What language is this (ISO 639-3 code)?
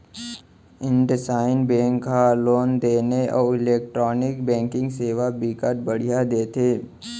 hne